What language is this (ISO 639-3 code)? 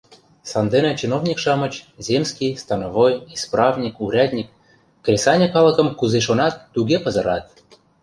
chm